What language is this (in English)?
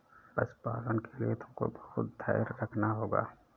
Hindi